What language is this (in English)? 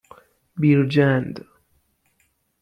Persian